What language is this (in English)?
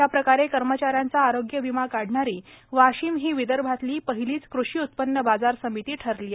Marathi